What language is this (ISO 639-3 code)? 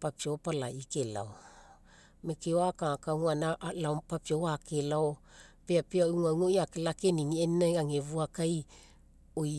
mek